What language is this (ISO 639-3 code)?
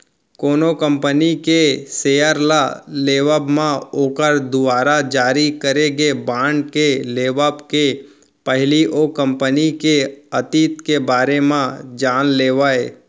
hne